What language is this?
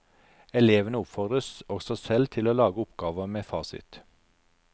Norwegian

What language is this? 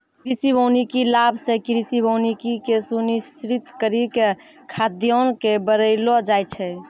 Maithili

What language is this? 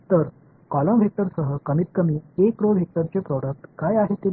Marathi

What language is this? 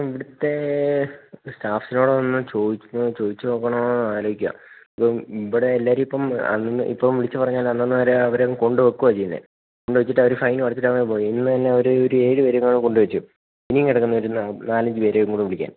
Malayalam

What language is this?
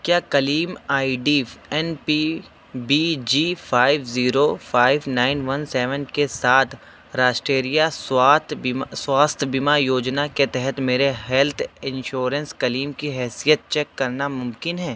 Urdu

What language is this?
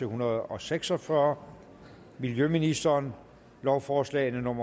Danish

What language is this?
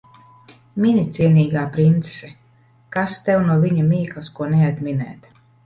Latvian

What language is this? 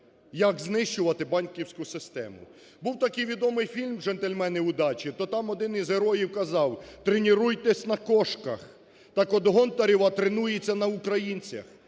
Ukrainian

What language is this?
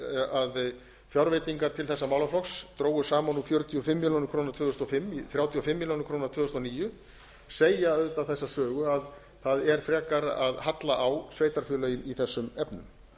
Icelandic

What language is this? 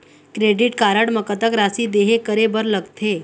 Chhattisgarhi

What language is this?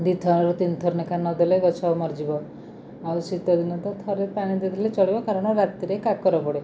Odia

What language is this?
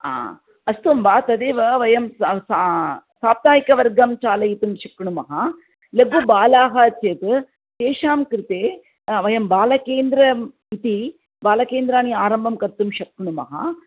Sanskrit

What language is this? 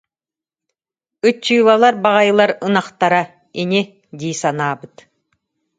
Yakut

